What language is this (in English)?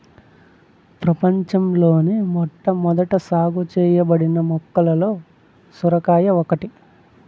Telugu